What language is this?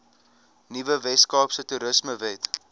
Afrikaans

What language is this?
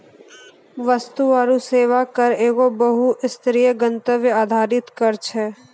Maithili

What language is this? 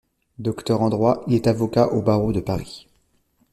French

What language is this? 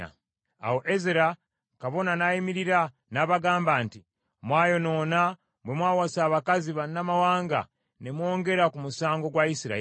Ganda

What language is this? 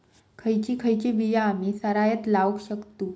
Marathi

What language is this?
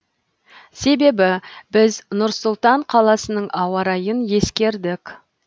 Kazakh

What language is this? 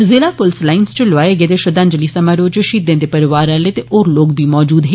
Dogri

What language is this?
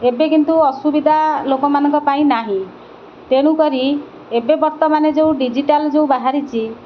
Odia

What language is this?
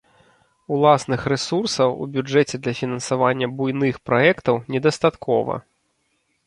Belarusian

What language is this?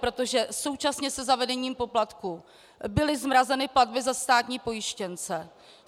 Czech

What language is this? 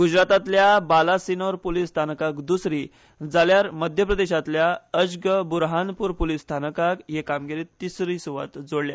Konkani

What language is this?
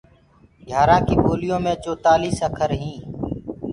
Gurgula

